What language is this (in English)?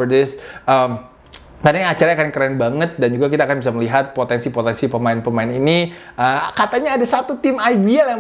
Indonesian